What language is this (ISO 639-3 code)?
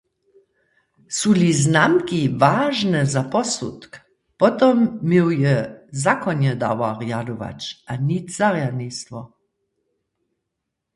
hsb